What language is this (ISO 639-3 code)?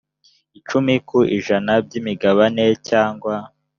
kin